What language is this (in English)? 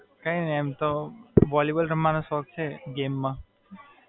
Gujarati